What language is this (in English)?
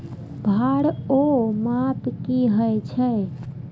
Maithili